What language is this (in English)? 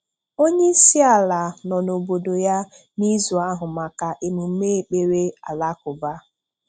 Igbo